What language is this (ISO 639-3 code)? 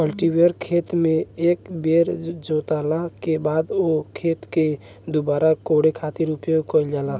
bho